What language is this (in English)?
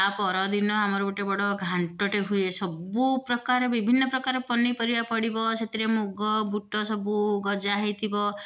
Odia